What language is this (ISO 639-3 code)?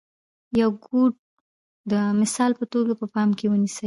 pus